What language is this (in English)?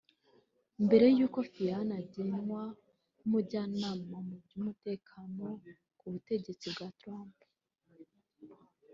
Kinyarwanda